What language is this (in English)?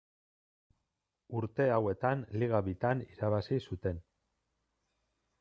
Basque